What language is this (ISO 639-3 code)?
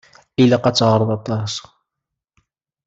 kab